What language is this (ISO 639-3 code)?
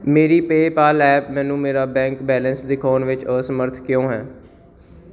pan